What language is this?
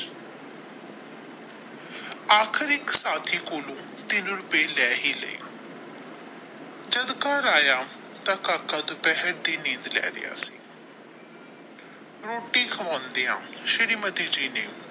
Punjabi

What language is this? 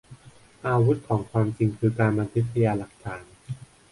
Thai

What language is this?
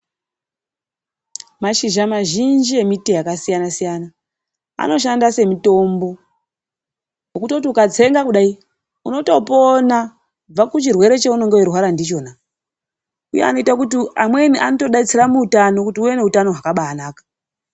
Ndau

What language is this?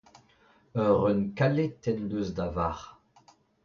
Breton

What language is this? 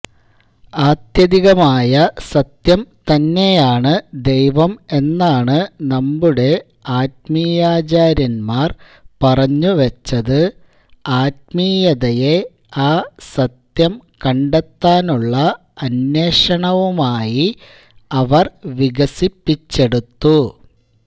Malayalam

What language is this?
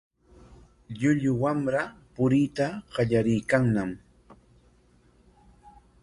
Corongo Ancash Quechua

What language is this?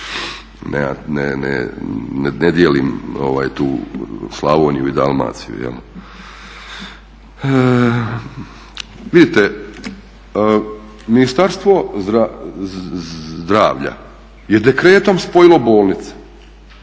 Croatian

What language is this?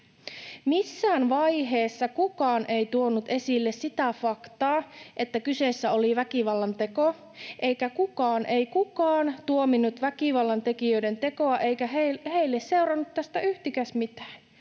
Finnish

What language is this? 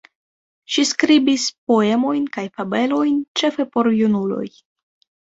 Esperanto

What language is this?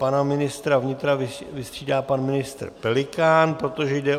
Czech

